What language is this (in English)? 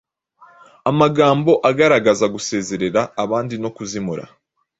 Kinyarwanda